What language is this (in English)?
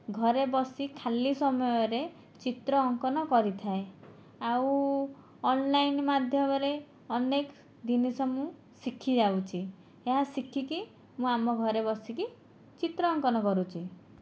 Odia